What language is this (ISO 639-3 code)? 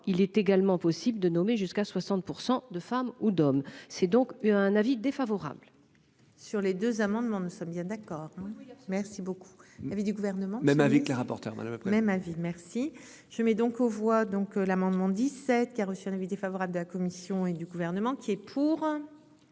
fra